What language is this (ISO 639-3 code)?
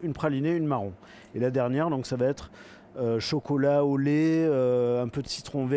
fra